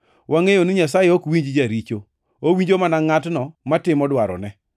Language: Luo (Kenya and Tanzania)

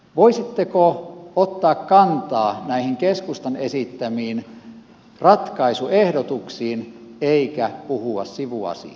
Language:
Finnish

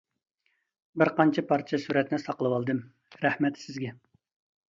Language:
Uyghur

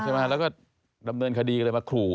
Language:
Thai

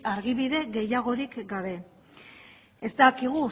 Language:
Basque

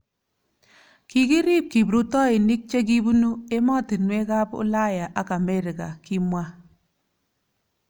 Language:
Kalenjin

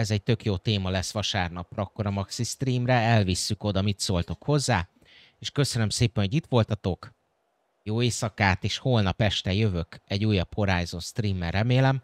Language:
Hungarian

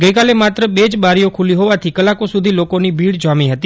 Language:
Gujarati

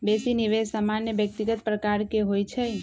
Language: Magahi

